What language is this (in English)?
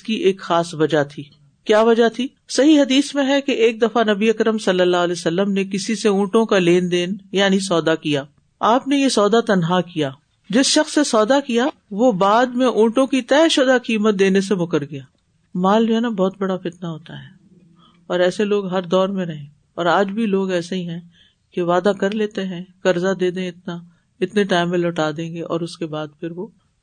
Urdu